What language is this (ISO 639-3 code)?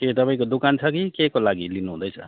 nep